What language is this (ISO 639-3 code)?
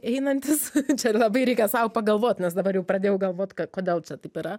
lit